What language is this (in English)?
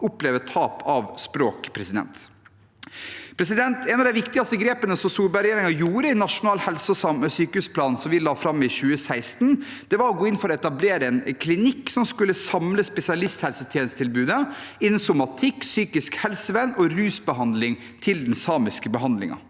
Norwegian